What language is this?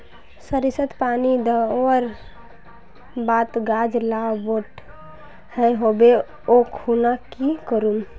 Magahi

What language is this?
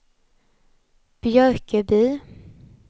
Swedish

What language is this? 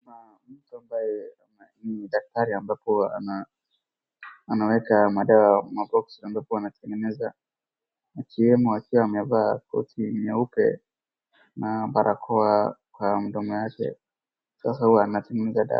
Swahili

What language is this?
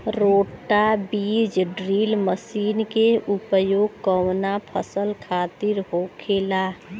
Bhojpuri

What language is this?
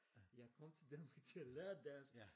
Danish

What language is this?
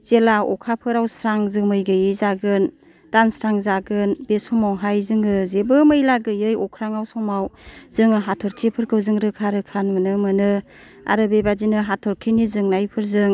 Bodo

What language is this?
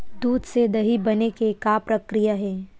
Chhattisgarhi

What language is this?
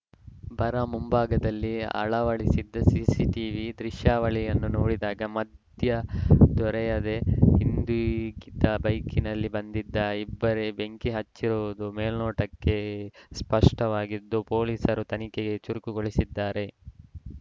Kannada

